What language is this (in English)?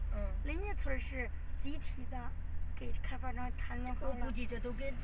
Chinese